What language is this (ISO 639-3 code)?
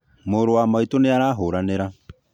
kik